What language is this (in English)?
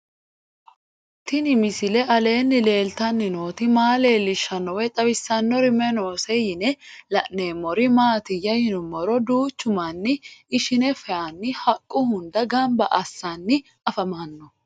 Sidamo